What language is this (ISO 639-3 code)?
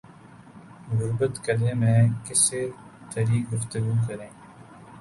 urd